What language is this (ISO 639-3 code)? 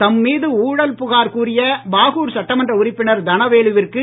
tam